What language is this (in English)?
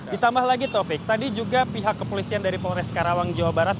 Indonesian